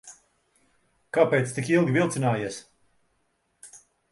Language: Latvian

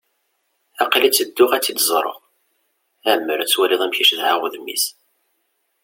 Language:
Kabyle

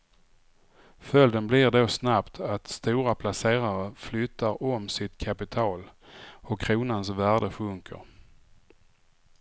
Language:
Swedish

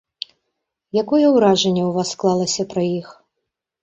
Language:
Belarusian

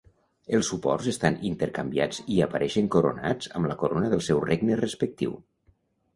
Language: Catalan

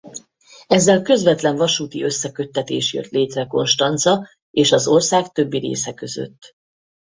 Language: Hungarian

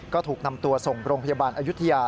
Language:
Thai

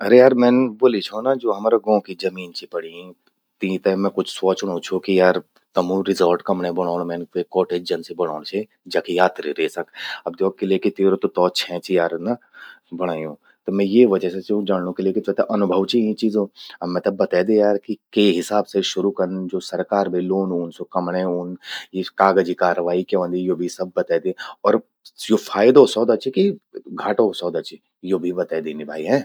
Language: Garhwali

